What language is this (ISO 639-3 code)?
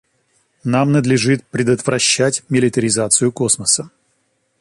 rus